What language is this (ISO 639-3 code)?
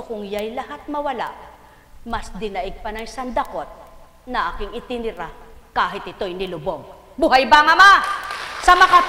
fil